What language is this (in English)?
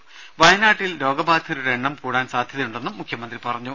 Malayalam